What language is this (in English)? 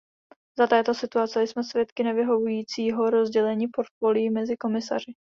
Czech